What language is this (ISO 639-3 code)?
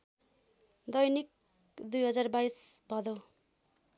nep